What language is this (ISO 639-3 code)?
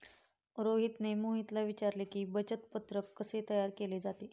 mar